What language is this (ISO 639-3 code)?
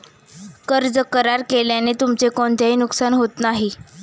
mar